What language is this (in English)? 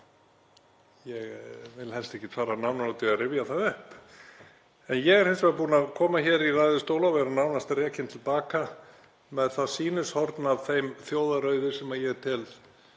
Icelandic